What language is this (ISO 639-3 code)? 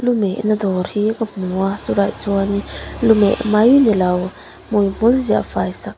lus